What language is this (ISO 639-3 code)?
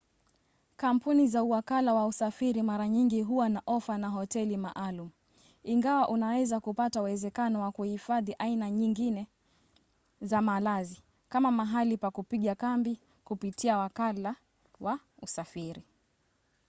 swa